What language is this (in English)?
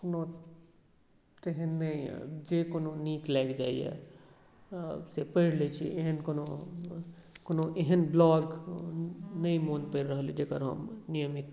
Maithili